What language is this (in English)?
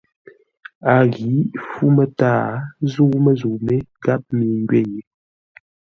Ngombale